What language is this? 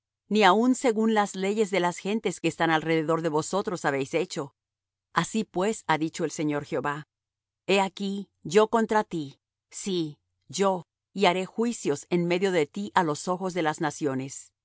Spanish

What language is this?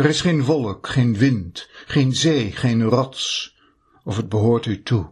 Dutch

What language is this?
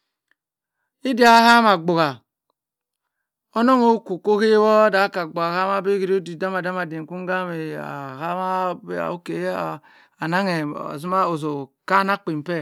Cross River Mbembe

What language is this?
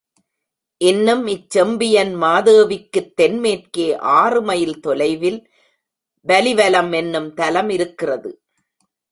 Tamil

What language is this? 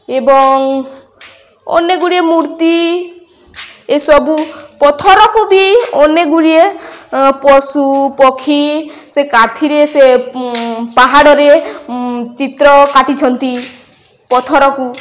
Odia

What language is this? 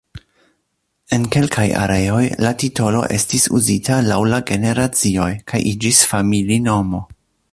Esperanto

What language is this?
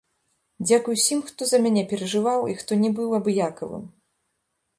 Belarusian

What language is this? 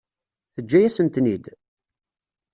Kabyle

